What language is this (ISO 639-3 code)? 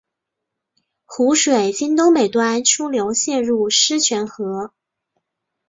zho